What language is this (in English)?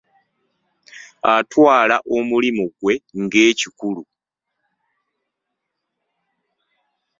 Ganda